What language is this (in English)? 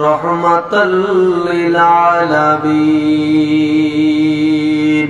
Arabic